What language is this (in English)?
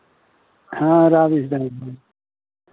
Maithili